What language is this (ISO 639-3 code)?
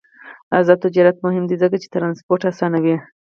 pus